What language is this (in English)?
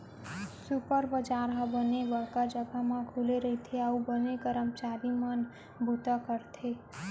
Chhattisgarhi